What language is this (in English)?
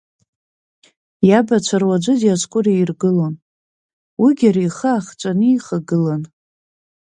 Abkhazian